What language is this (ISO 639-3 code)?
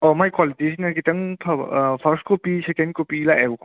mni